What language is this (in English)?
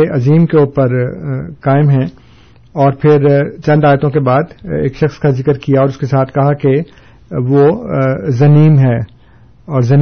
Urdu